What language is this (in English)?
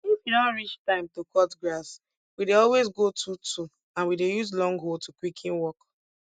Nigerian Pidgin